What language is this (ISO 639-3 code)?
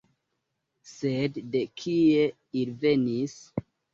epo